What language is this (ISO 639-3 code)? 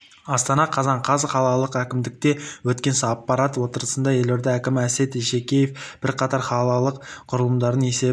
kaz